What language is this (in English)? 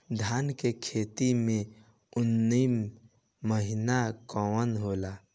Bhojpuri